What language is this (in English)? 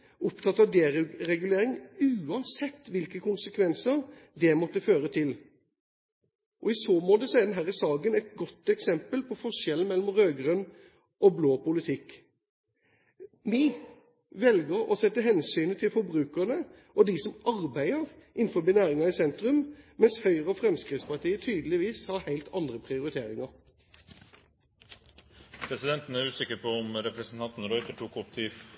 Norwegian Bokmål